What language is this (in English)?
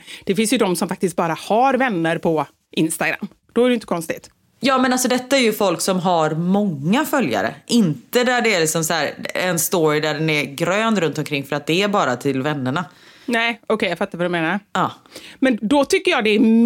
Swedish